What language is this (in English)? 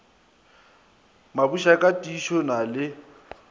Northern Sotho